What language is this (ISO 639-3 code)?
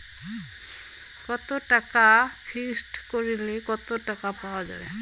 ben